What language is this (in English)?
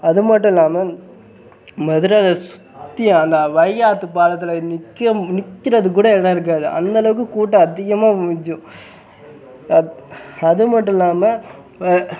Tamil